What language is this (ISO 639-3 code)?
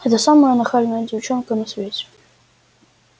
rus